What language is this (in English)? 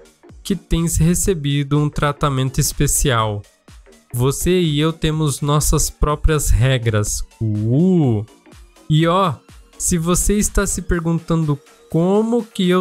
Portuguese